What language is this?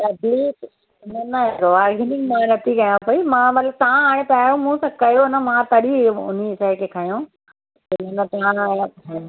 Sindhi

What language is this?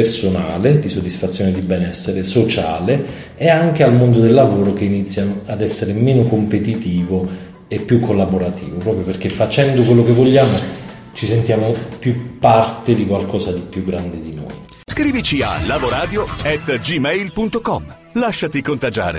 Italian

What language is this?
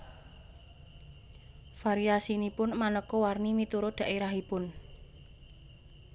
Javanese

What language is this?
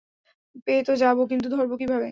Bangla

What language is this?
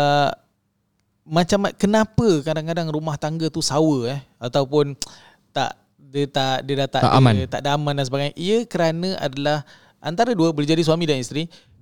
Malay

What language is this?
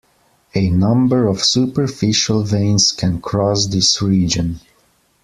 English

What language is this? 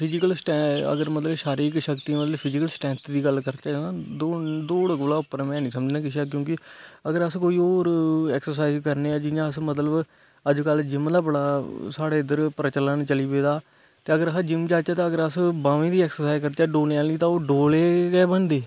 Dogri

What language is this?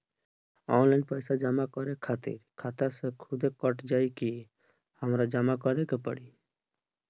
Bhojpuri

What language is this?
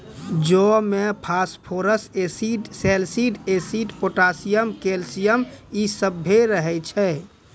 Maithili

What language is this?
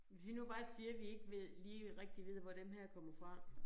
Danish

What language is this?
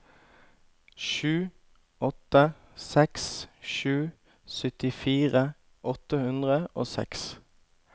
Norwegian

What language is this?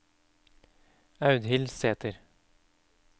Norwegian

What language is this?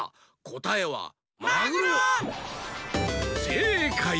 Japanese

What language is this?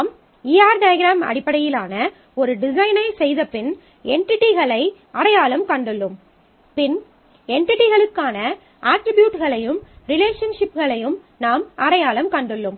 Tamil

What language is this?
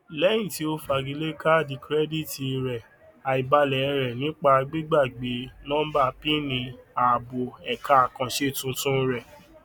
Yoruba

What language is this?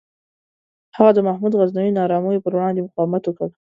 Pashto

